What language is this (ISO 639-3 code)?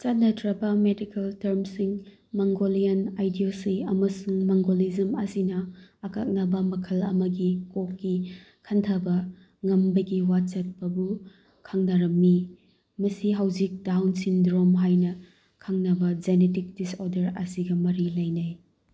mni